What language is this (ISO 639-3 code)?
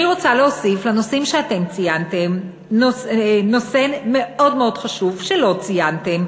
heb